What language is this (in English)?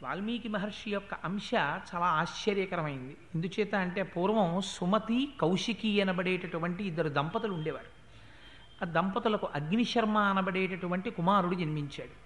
Telugu